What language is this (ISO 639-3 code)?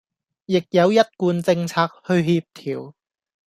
yue